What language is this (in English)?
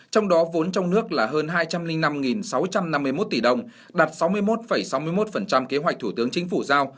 Vietnamese